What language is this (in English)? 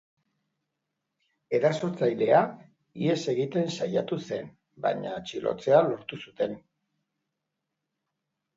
Basque